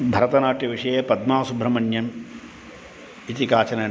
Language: Sanskrit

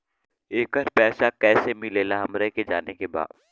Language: Bhojpuri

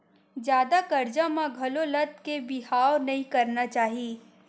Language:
Chhattisgarhi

